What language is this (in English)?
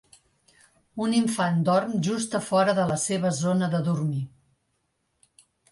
Catalan